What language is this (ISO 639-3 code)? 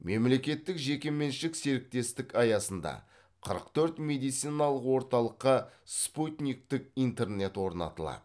kaz